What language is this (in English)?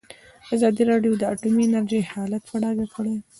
Pashto